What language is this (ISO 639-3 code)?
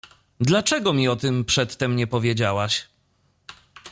pol